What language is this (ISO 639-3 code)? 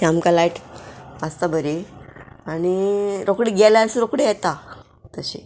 kok